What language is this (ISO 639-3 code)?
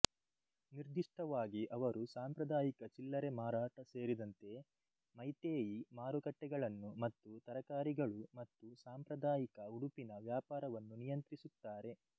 kan